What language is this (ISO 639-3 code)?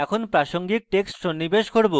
ben